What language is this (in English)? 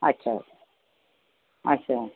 Dogri